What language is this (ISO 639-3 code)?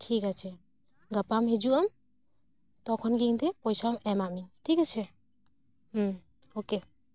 sat